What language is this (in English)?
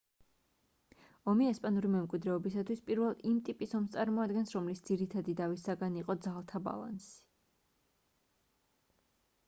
Georgian